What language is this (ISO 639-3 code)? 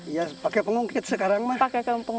ind